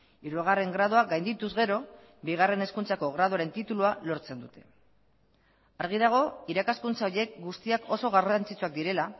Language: Basque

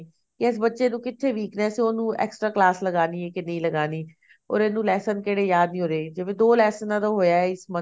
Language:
Punjabi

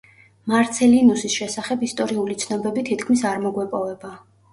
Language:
Georgian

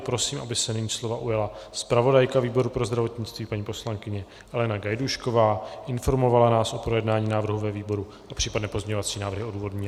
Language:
Czech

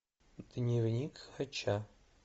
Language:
Russian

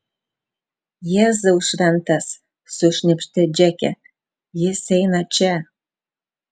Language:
Lithuanian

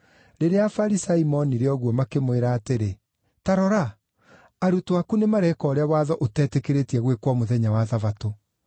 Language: Kikuyu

